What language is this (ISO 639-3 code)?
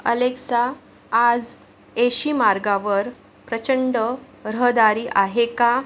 mar